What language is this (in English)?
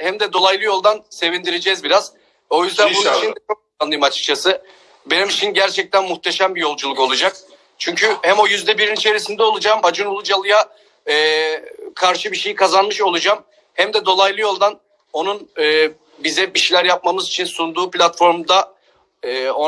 Turkish